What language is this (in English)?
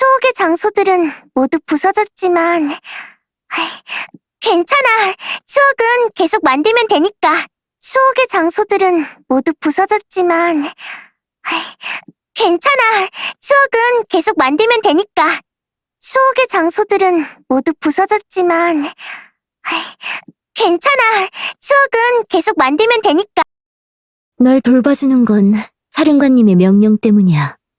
Korean